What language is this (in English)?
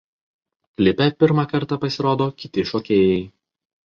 Lithuanian